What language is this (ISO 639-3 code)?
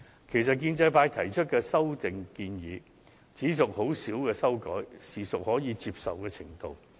yue